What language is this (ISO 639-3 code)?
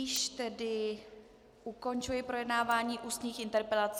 ces